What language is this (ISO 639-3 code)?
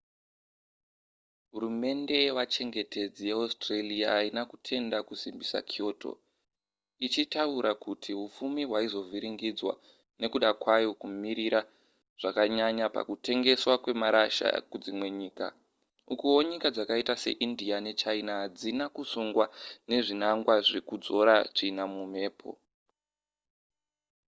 sna